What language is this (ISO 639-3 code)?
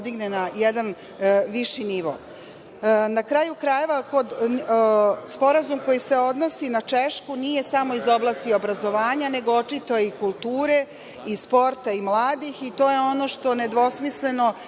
srp